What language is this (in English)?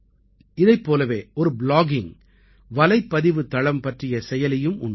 Tamil